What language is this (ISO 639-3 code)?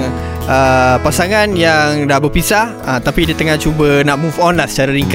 msa